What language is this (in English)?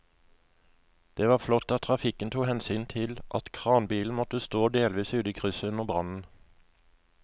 Norwegian